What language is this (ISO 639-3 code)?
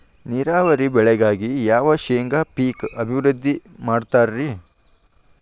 kan